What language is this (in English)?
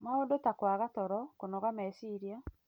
Kikuyu